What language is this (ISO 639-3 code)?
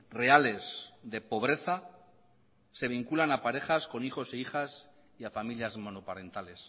spa